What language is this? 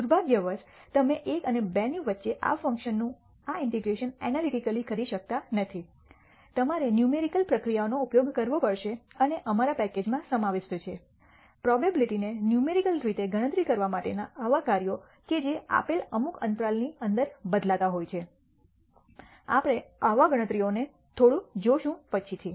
Gujarati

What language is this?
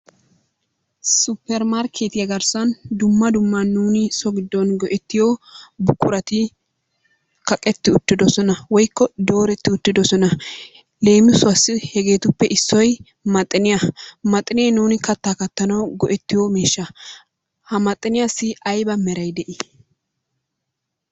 Wolaytta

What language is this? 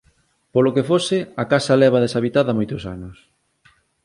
Galician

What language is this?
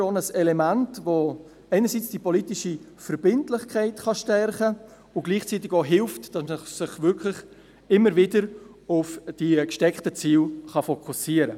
Swiss German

